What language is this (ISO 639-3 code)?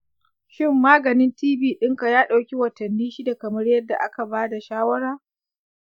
hau